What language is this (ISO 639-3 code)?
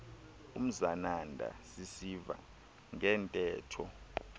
xho